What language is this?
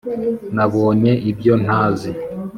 Kinyarwanda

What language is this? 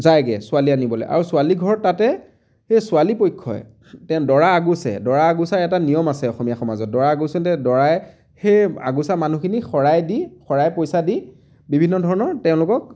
Assamese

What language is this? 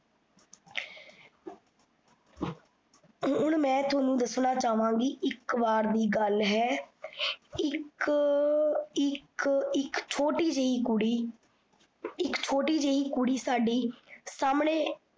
Punjabi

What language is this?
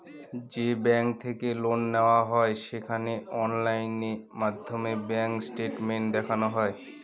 Bangla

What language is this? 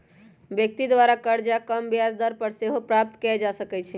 Magahi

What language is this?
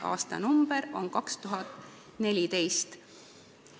Estonian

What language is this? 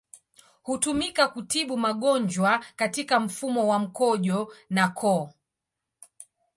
Swahili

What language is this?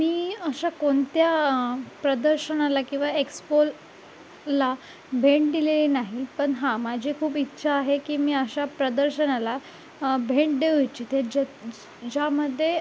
Marathi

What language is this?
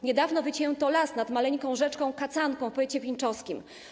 Polish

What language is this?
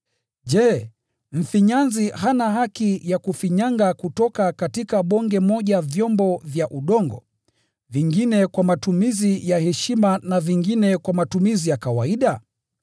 Swahili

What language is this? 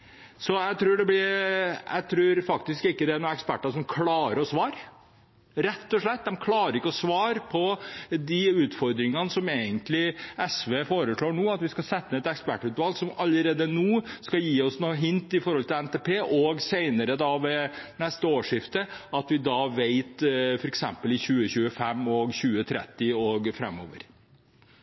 Norwegian Bokmål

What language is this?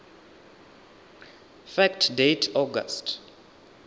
Venda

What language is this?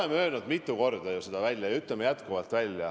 Estonian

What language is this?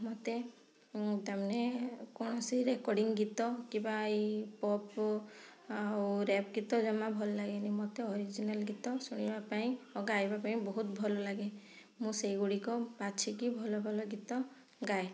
Odia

